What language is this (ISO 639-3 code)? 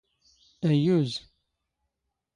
zgh